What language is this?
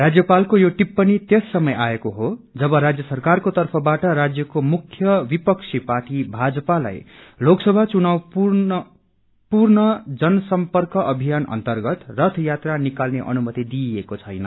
Nepali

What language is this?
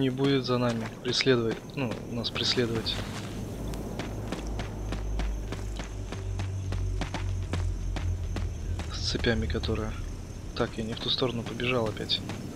Russian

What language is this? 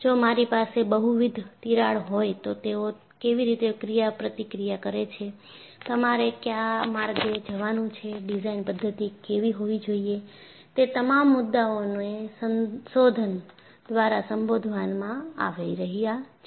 Gujarati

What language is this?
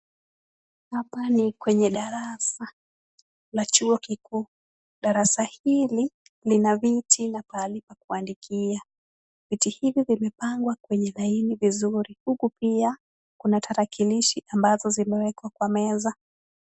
Swahili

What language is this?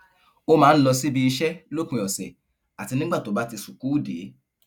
Yoruba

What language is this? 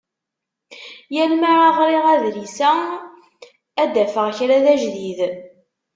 Kabyle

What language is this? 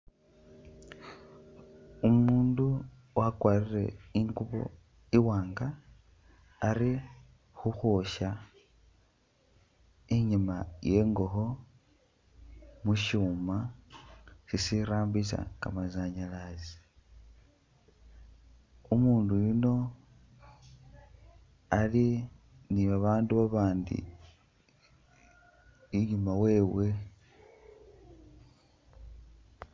Masaaba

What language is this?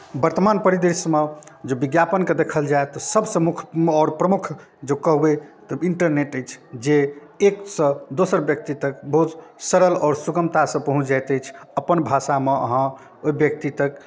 Maithili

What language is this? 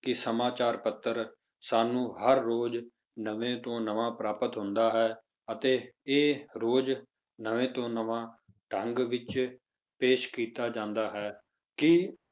Punjabi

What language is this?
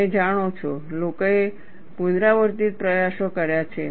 Gujarati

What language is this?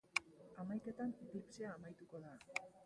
Basque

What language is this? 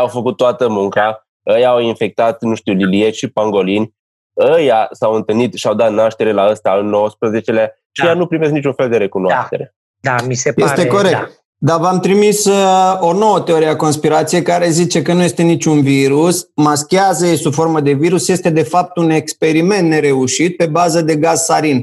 Romanian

